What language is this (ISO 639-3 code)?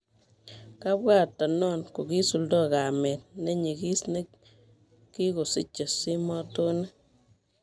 kln